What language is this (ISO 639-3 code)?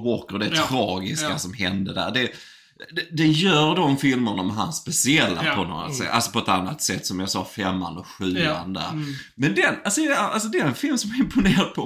swe